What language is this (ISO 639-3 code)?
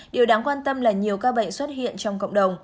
vie